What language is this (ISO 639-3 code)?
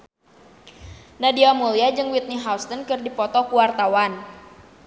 sun